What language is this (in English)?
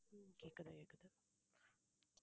Tamil